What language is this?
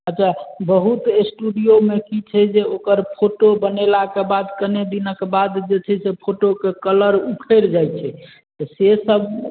Maithili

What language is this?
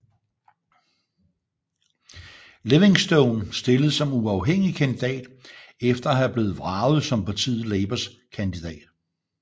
Danish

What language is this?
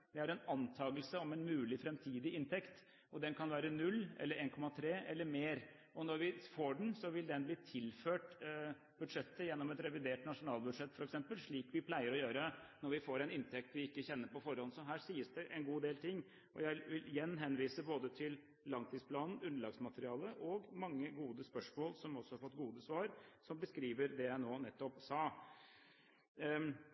Norwegian Bokmål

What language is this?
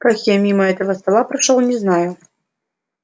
Russian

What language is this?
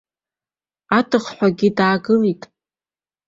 Abkhazian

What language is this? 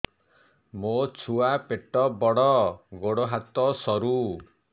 Odia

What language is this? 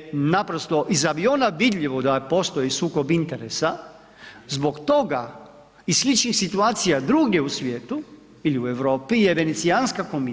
Croatian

